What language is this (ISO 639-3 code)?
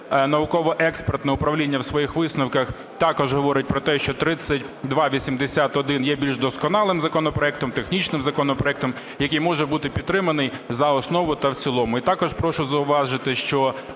ukr